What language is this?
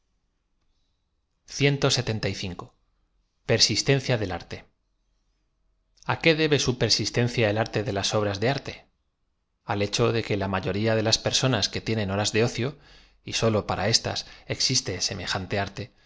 Spanish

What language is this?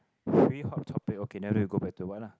English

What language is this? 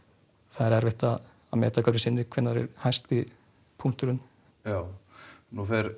Icelandic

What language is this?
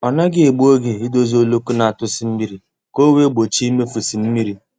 Igbo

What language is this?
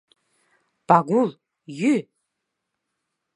Mari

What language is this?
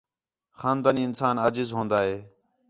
Khetrani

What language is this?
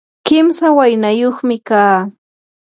Yanahuanca Pasco Quechua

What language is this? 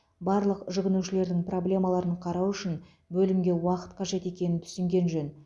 Kazakh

